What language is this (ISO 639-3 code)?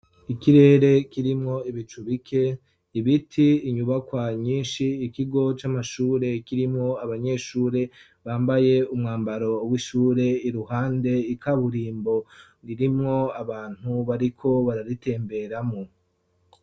run